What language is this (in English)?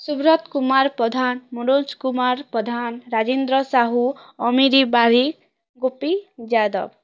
Odia